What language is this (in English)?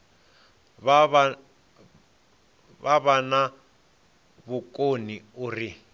Venda